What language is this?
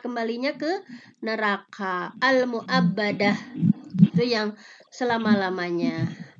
Indonesian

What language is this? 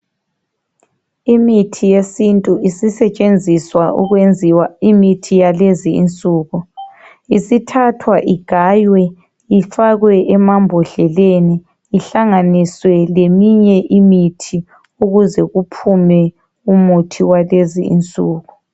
North Ndebele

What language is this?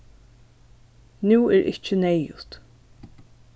Faroese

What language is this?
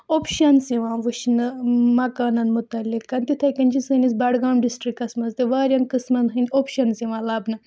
Kashmiri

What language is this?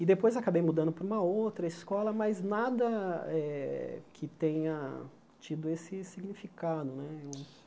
Portuguese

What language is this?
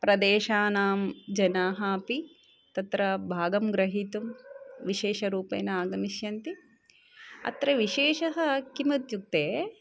Sanskrit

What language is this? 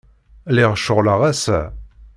Kabyle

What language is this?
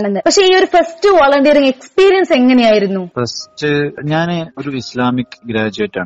Malayalam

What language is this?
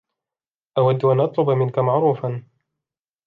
Arabic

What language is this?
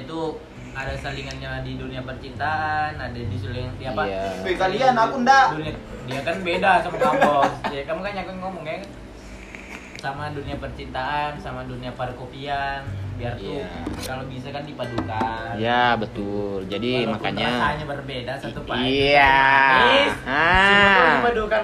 Indonesian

